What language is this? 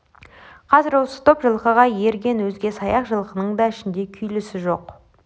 Kazakh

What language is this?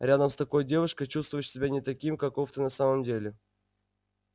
Russian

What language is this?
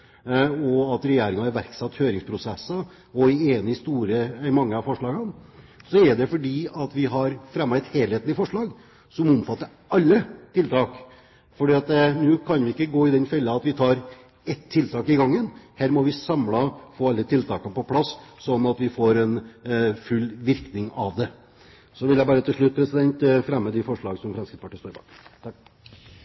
Norwegian Bokmål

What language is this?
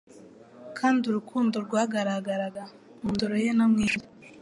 Kinyarwanda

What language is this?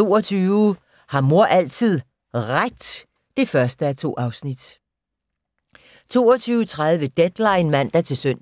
Danish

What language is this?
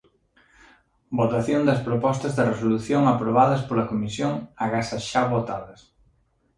Galician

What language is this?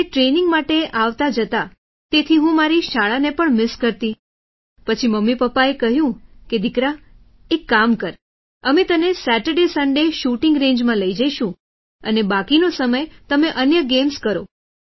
Gujarati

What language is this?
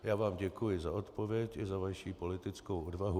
Czech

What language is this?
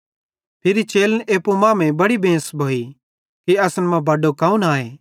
Bhadrawahi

